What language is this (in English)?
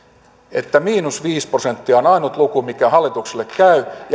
Finnish